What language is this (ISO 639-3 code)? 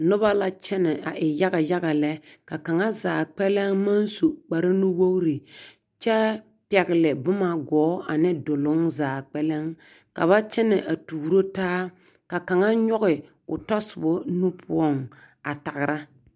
dga